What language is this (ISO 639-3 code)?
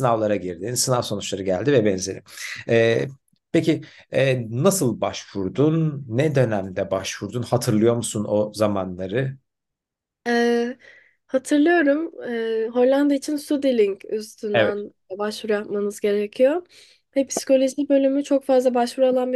tur